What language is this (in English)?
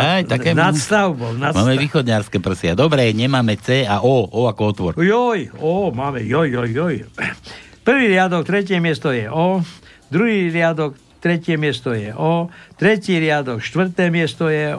Slovak